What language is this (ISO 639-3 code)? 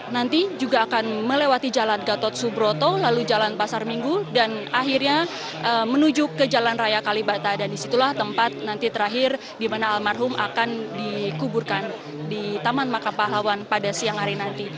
ind